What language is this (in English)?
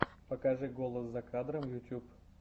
Russian